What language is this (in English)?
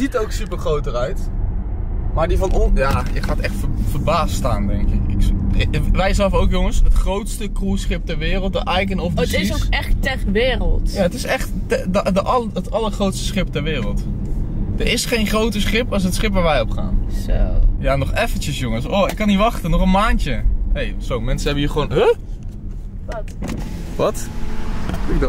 Dutch